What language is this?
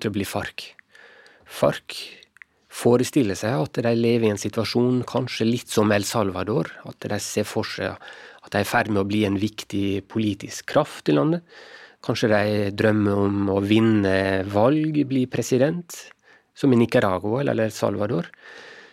Swedish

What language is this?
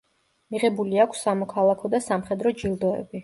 Georgian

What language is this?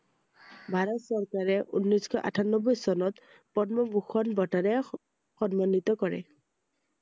Assamese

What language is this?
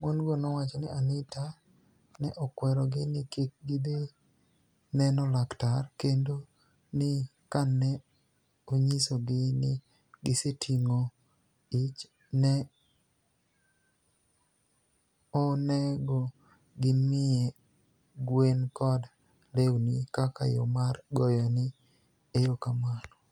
Luo (Kenya and Tanzania)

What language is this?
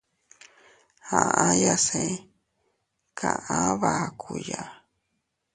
Teutila Cuicatec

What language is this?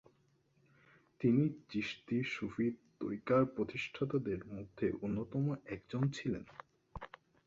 Bangla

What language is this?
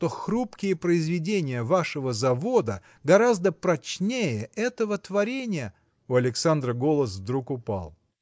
Russian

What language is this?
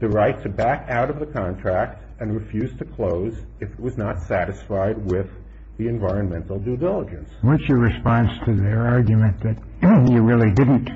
English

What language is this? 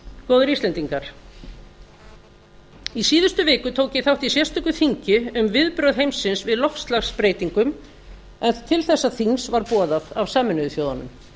Icelandic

